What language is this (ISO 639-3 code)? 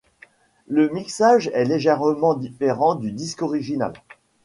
fra